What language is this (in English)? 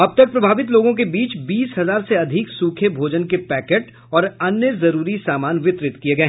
Hindi